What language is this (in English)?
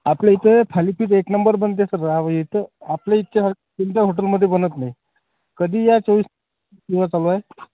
Marathi